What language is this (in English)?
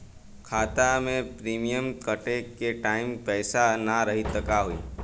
Bhojpuri